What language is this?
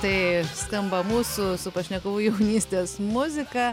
Lithuanian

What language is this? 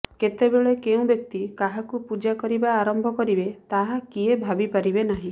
Odia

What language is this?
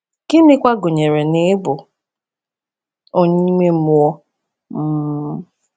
Igbo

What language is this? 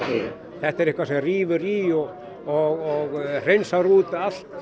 Icelandic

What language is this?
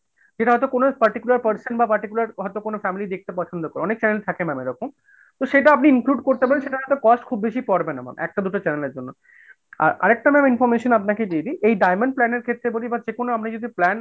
Bangla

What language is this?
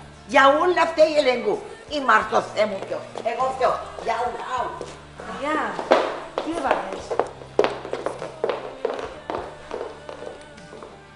Greek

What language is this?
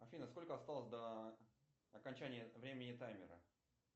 Russian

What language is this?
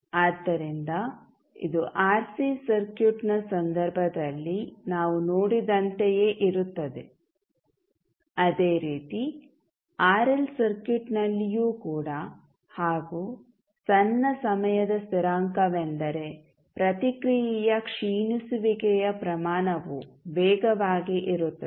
Kannada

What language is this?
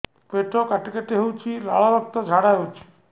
Odia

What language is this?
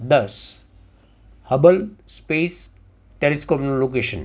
Gujarati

